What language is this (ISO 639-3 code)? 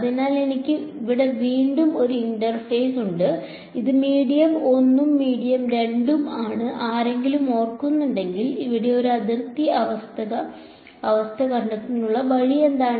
mal